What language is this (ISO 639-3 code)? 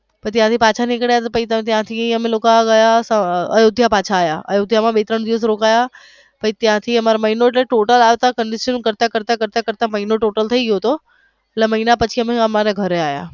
guj